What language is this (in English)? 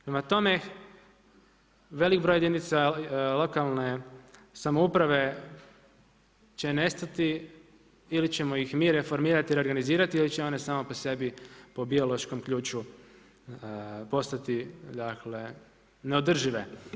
Croatian